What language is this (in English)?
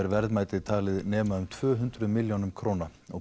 Icelandic